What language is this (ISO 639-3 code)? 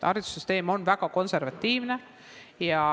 est